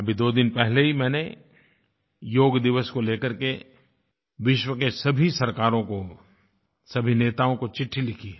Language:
Hindi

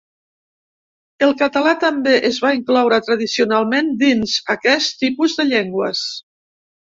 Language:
Catalan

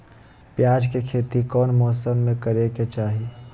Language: Magahi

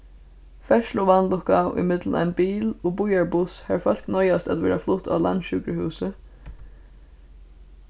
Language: Faroese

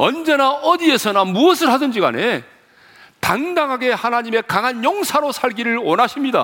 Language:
Korean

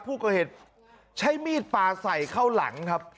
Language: Thai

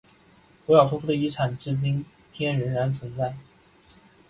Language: Chinese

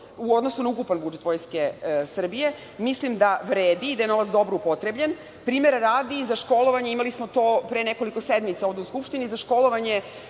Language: Serbian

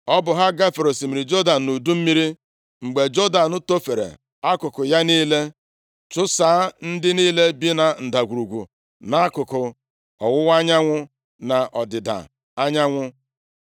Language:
Igbo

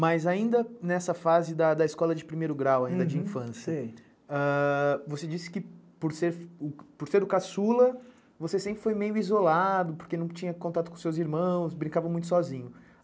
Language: Portuguese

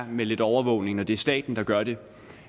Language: Danish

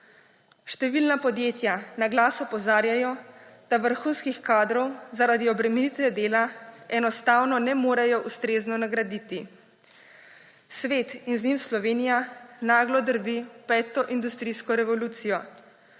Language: Slovenian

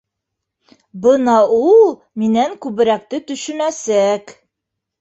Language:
Bashkir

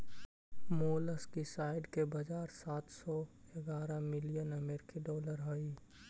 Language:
Magahi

